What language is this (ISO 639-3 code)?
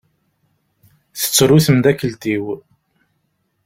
kab